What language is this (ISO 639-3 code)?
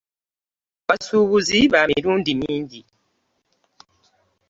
lug